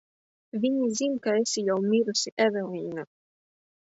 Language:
Latvian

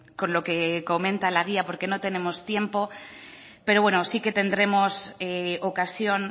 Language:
Spanish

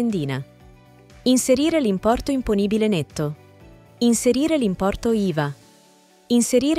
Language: Italian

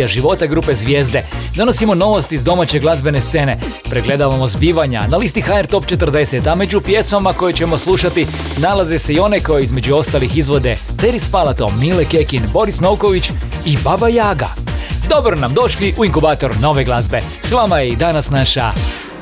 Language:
Croatian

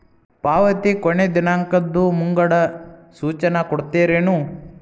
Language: Kannada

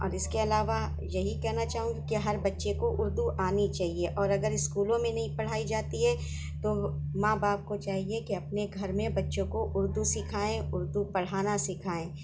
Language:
Urdu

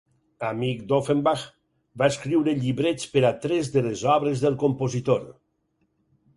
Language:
Catalan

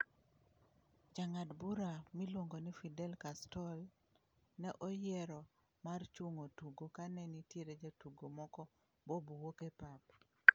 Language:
Luo (Kenya and Tanzania)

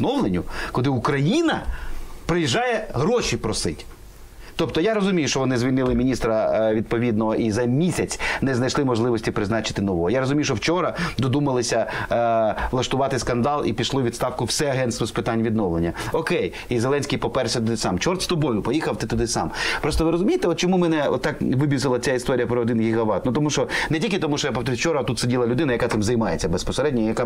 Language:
Ukrainian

